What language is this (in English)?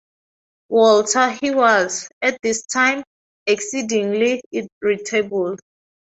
English